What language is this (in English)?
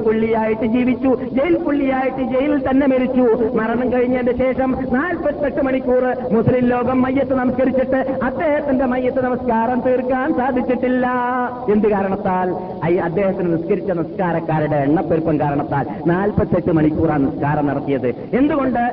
Malayalam